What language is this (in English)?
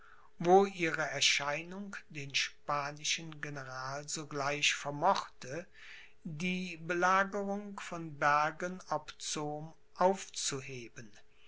German